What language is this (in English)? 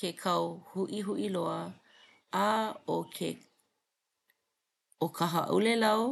Hawaiian